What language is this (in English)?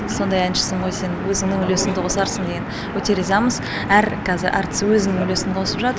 Kazakh